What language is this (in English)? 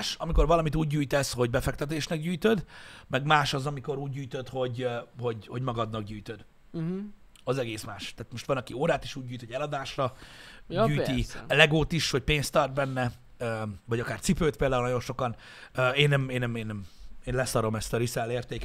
Hungarian